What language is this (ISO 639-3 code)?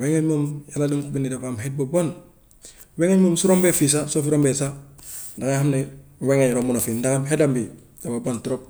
wof